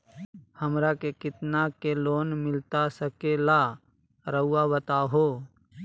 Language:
Magahi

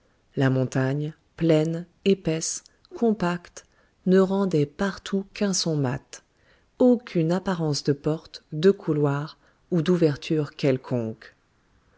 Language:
French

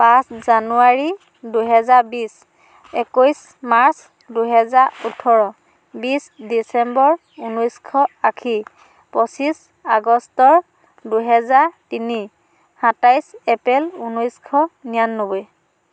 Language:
Assamese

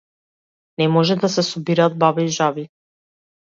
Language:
Macedonian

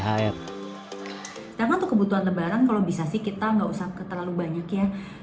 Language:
Indonesian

